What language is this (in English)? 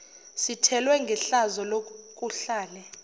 Zulu